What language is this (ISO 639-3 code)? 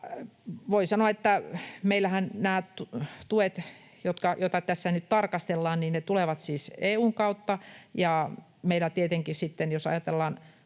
fin